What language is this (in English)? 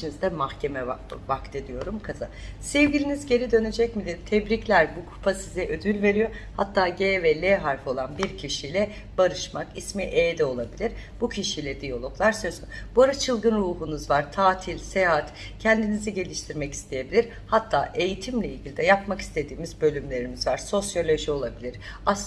Turkish